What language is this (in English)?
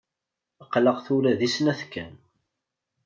Kabyle